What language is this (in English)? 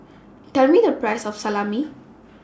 English